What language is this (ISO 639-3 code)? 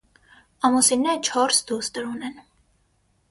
hye